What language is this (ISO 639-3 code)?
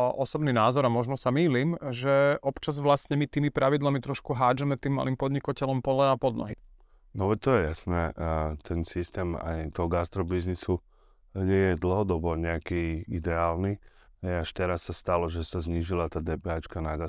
slk